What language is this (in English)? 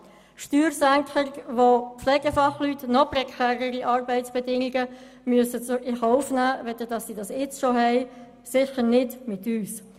Swiss German